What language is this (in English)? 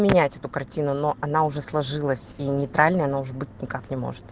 Russian